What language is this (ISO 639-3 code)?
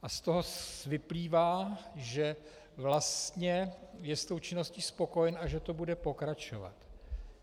ces